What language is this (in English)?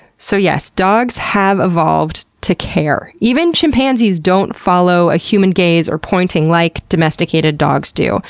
English